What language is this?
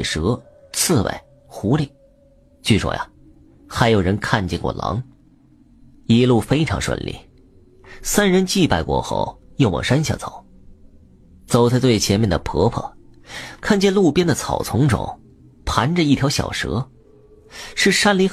Chinese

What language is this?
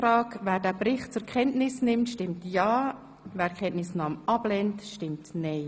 Swiss German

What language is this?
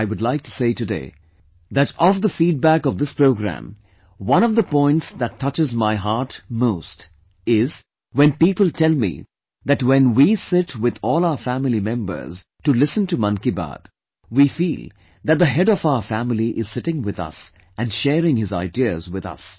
English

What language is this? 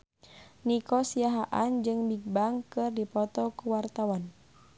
Sundanese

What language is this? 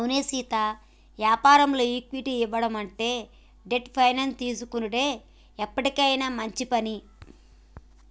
Telugu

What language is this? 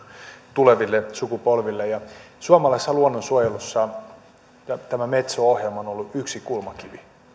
Finnish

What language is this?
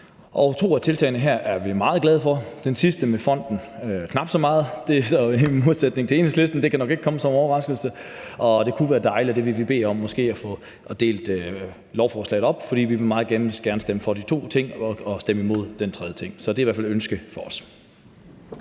Danish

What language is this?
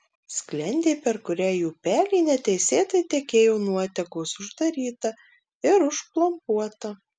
Lithuanian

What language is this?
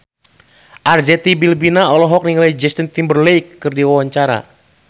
Sundanese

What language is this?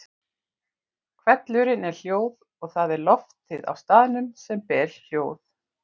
Icelandic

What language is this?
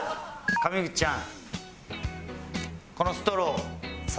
Japanese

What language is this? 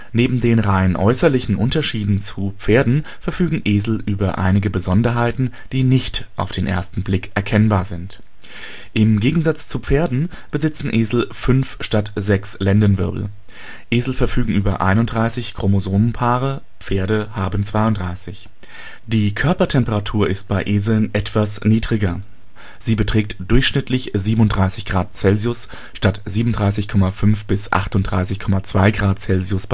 German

